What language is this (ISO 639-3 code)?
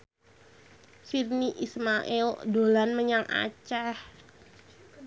jav